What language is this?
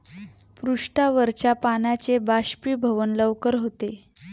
Marathi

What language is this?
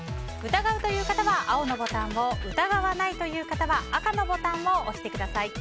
Japanese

